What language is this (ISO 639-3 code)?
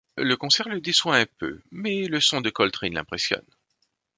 fra